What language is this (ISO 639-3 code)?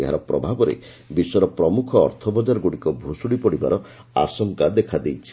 ori